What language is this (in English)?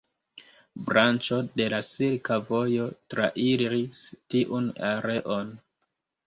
Esperanto